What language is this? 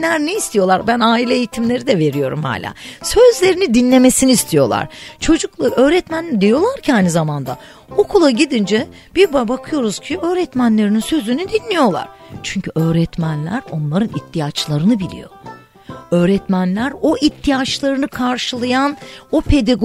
Turkish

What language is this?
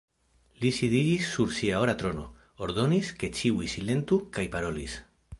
Esperanto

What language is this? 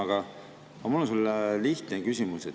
Estonian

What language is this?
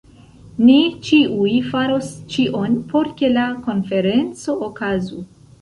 Esperanto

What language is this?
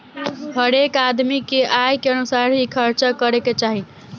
Bhojpuri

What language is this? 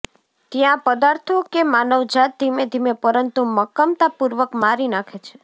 Gujarati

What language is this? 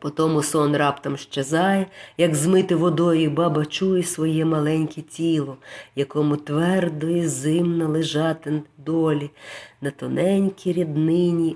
Ukrainian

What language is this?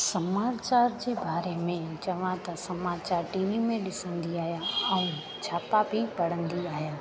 Sindhi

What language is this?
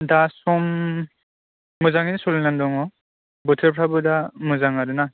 Bodo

